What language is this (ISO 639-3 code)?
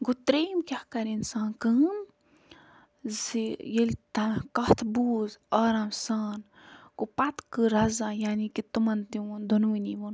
kas